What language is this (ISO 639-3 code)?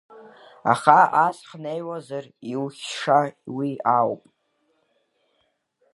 abk